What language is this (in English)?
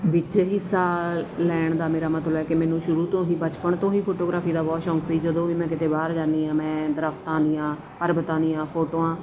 Punjabi